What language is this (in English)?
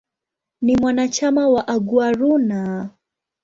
Swahili